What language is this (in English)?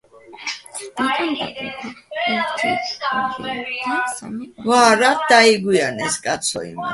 Georgian